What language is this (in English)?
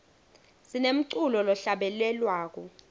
Swati